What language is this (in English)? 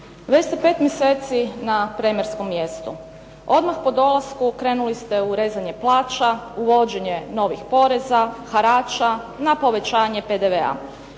Croatian